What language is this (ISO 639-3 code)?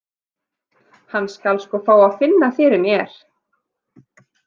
isl